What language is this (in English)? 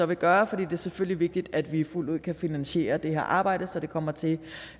Danish